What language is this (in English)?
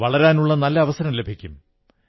Malayalam